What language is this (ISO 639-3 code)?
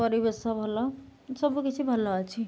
ori